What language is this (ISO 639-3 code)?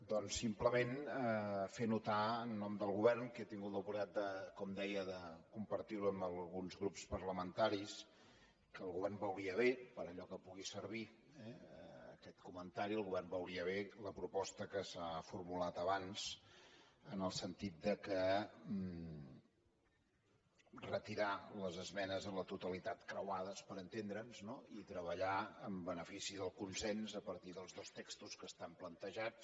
cat